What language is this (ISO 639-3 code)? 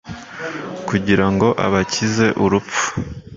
kin